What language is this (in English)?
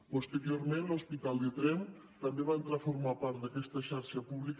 Catalan